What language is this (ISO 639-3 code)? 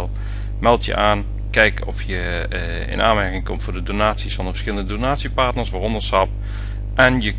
nld